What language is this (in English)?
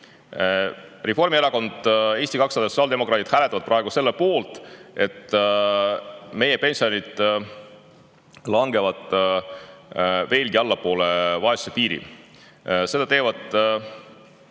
Estonian